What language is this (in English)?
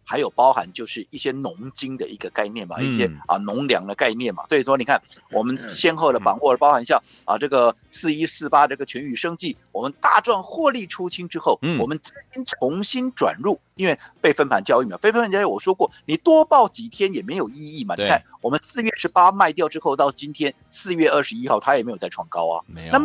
Chinese